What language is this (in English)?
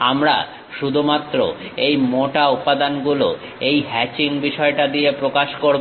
Bangla